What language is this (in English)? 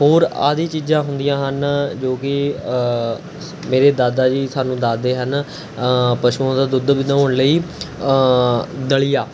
Punjabi